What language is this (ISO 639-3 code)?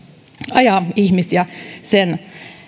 fin